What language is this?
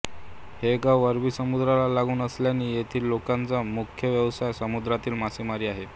Marathi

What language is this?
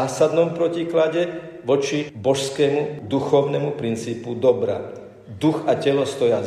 Slovak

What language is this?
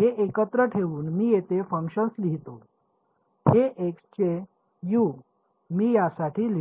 Marathi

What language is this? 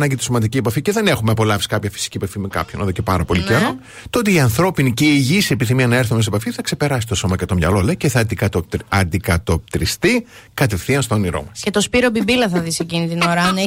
Greek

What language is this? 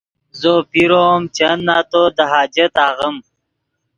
Yidgha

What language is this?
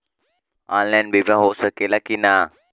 Bhojpuri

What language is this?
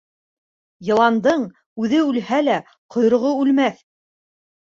Bashkir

